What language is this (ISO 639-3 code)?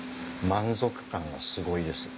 jpn